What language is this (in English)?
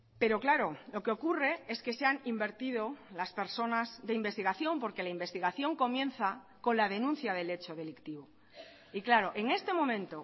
Spanish